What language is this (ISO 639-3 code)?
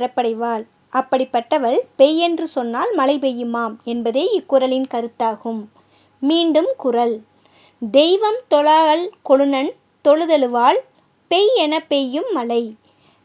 tam